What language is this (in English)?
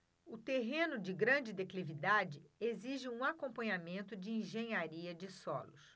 Portuguese